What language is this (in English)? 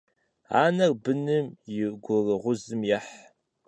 Kabardian